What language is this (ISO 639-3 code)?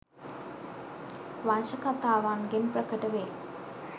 sin